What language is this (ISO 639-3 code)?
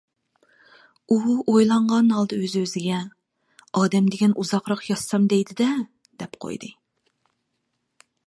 uig